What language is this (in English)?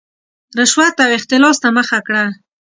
Pashto